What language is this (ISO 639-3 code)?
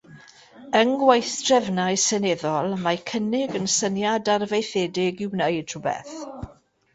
cym